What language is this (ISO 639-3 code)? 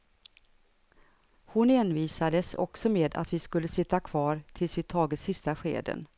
swe